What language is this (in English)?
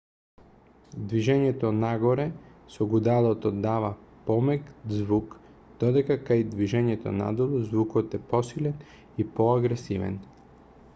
Macedonian